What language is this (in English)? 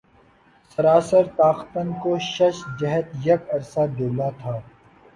Urdu